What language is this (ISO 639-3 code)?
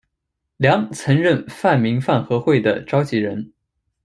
zho